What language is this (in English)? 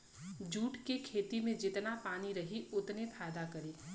Bhojpuri